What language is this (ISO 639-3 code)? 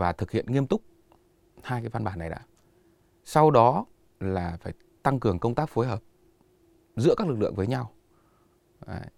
vie